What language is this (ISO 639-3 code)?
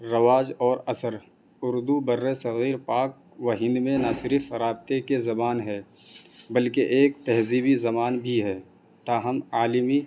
urd